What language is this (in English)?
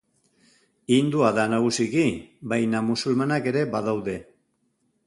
Basque